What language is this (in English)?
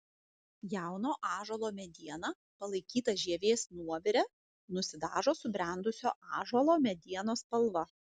Lithuanian